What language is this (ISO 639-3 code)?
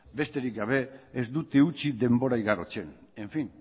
eus